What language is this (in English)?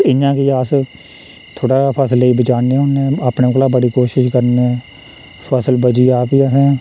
Dogri